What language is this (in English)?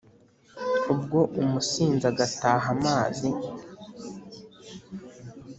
Kinyarwanda